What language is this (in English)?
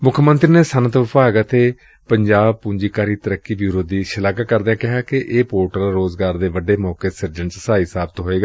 Punjabi